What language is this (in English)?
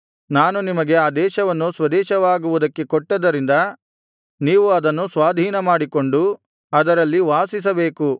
Kannada